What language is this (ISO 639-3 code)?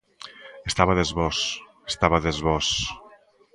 glg